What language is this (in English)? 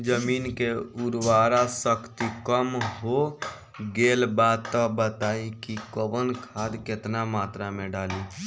Bhojpuri